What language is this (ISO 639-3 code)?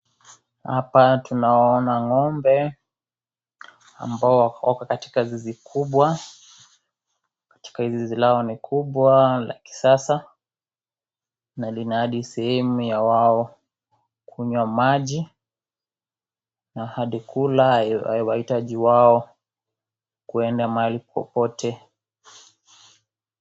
swa